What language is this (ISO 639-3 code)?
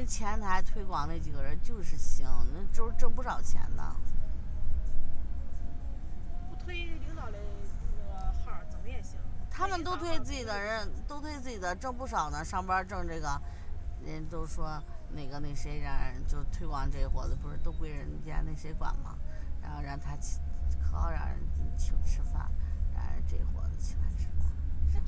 zho